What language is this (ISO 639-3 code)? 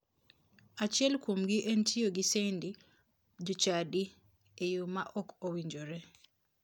luo